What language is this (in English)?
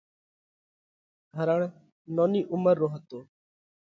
Parkari Koli